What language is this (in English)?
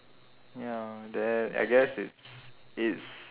English